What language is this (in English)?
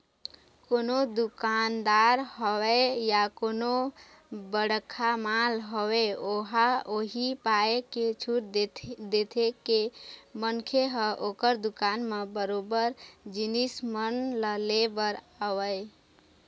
Chhattisgarhi